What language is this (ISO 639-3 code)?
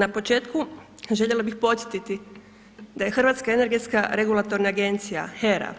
hrv